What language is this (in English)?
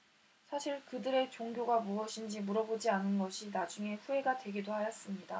Korean